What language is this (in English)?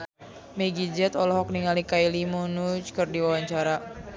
Sundanese